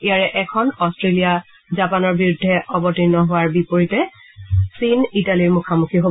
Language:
Assamese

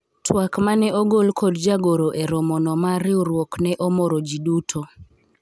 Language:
Luo (Kenya and Tanzania)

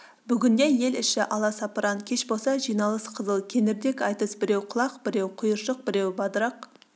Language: Kazakh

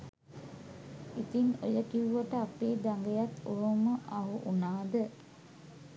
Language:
Sinhala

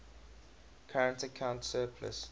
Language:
English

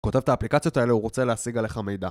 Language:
Hebrew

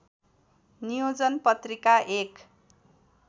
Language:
Nepali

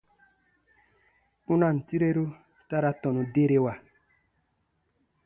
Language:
Baatonum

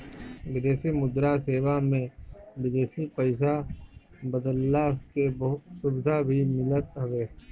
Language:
Bhojpuri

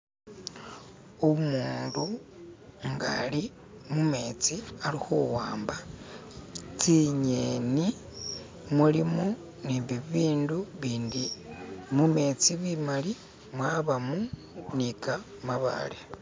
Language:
Masaaba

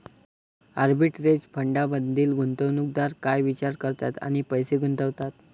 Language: Marathi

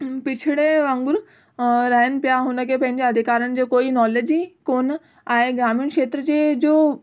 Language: Sindhi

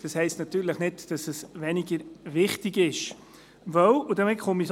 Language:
Swiss German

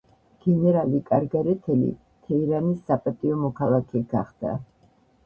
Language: Georgian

